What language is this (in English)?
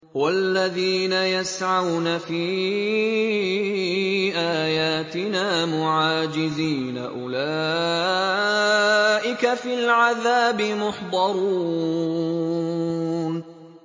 Arabic